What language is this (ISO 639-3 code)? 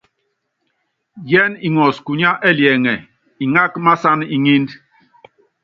yav